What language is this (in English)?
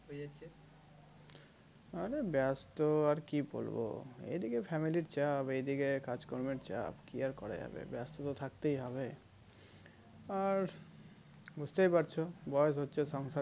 Bangla